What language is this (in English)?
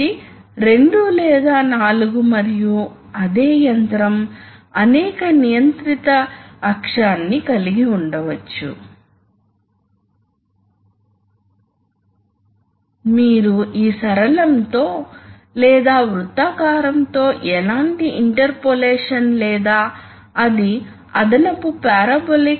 Telugu